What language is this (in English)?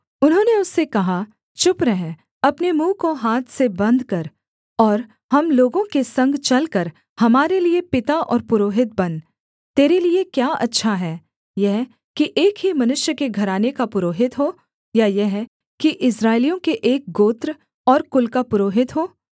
Hindi